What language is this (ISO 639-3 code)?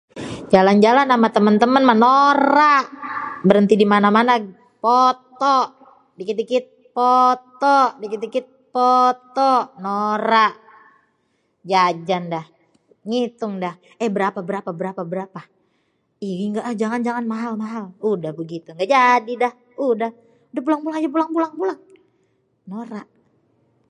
bew